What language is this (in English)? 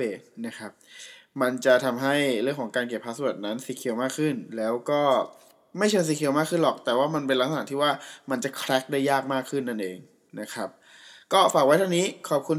Thai